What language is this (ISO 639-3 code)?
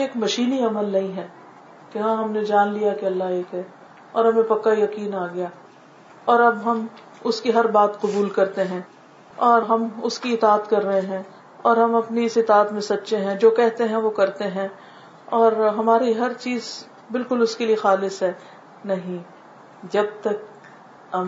urd